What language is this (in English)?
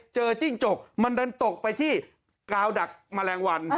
Thai